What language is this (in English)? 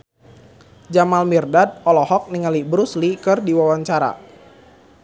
Sundanese